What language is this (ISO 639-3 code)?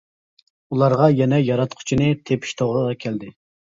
uig